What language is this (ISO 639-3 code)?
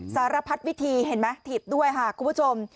tha